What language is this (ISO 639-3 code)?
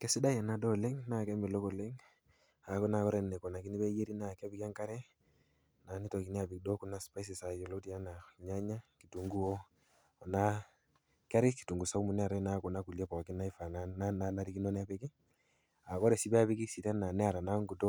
mas